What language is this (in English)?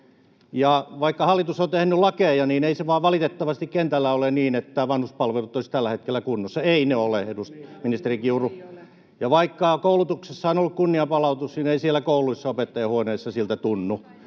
Finnish